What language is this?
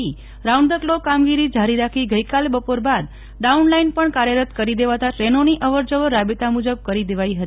Gujarati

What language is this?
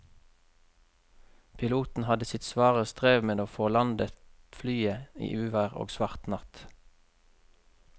Norwegian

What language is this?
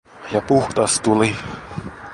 Finnish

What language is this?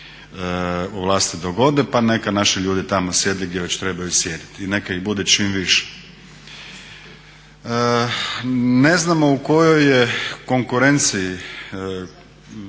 Croatian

